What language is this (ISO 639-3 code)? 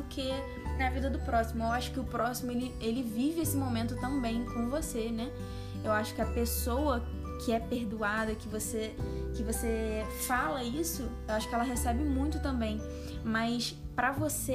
por